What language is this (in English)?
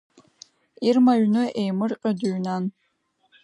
Abkhazian